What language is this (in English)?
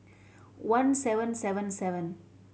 English